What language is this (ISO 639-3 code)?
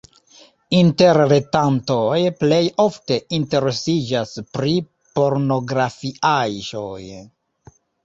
epo